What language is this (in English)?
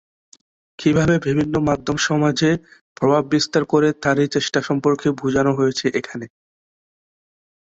Bangla